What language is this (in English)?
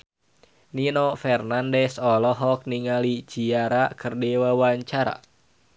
Sundanese